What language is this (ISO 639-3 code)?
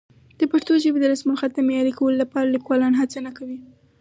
pus